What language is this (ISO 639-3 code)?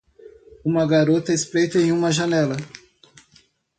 por